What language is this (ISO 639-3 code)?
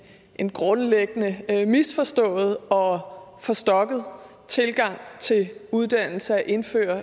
dan